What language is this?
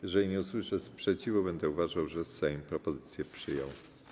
Polish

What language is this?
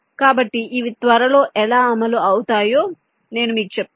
Telugu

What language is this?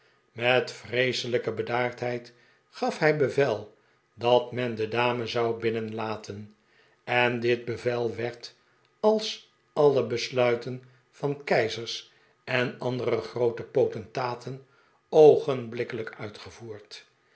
Dutch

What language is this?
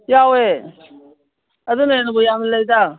Manipuri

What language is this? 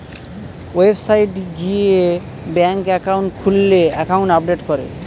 Bangla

